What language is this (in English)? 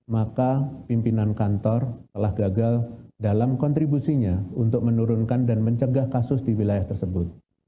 Indonesian